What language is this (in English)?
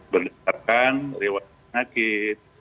Indonesian